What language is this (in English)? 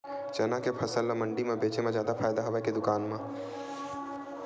Chhattisgarhi